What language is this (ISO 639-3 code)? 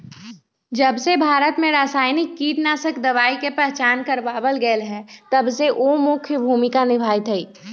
mag